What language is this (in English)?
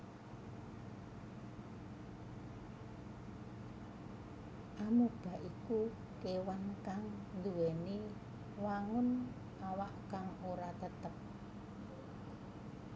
Javanese